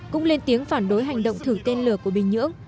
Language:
Vietnamese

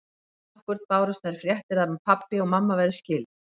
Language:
Icelandic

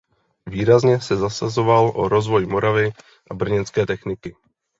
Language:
Czech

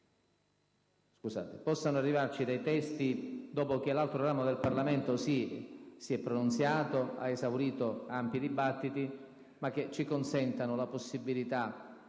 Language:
Italian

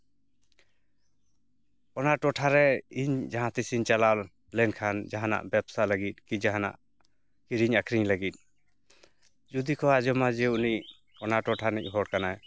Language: Santali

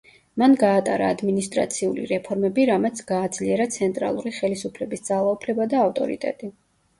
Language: Georgian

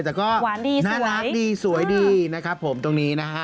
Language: Thai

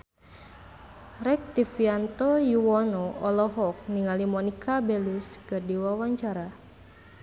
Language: Sundanese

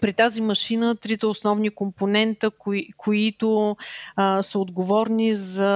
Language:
Bulgarian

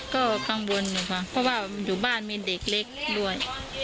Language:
Thai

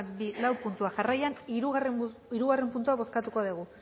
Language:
Basque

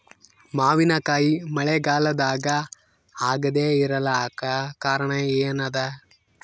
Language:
Kannada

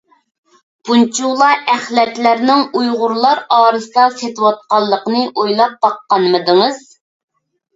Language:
Uyghur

